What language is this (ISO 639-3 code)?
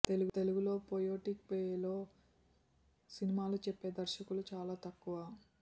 tel